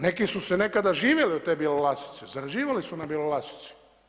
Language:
Croatian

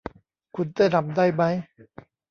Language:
Thai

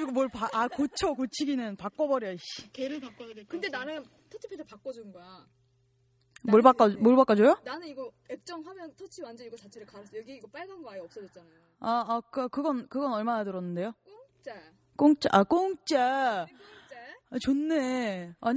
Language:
Korean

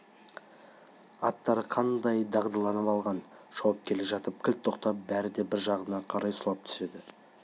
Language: Kazakh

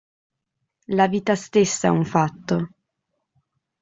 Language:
Italian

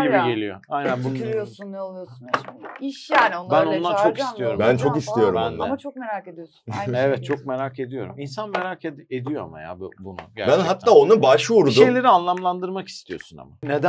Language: Turkish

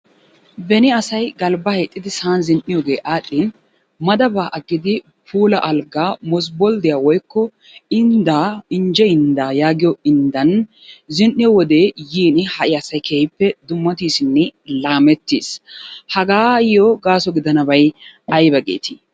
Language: Wolaytta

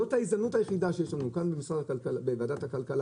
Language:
Hebrew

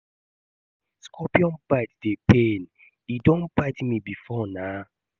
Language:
Nigerian Pidgin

